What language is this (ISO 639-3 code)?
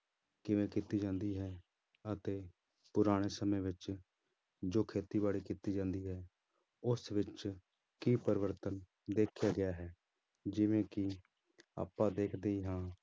pan